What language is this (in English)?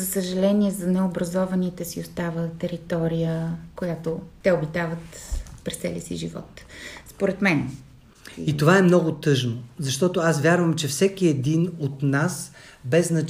Bulgarian